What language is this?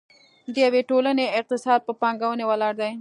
Pashto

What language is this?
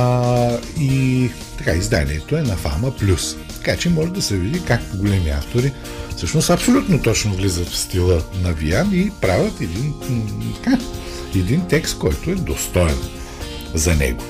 Bulgarian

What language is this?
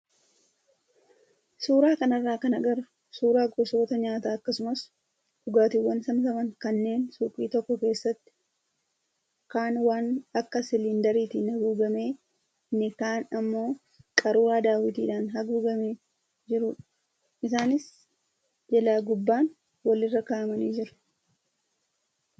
Oromo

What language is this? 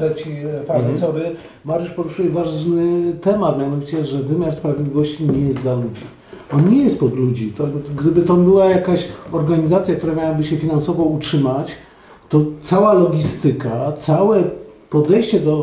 Polish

